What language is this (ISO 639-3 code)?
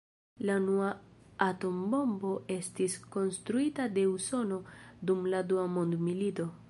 epo